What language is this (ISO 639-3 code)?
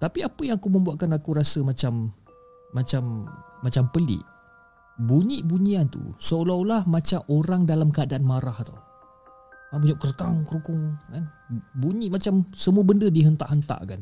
msa